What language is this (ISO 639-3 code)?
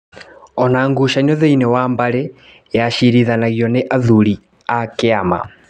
kik